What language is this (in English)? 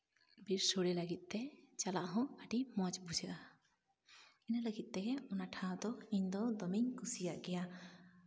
Santali